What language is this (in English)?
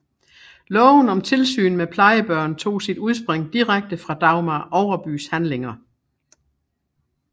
Danish